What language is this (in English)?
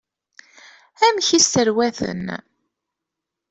Kabyle